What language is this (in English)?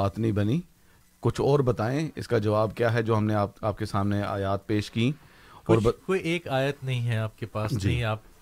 Urdu